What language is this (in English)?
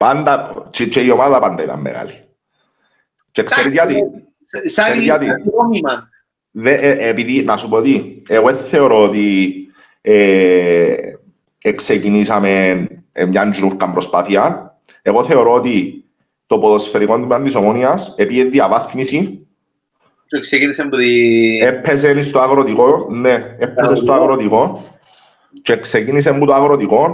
Greek